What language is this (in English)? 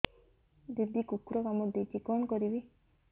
Odia